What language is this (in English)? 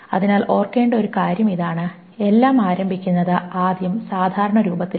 Malayalam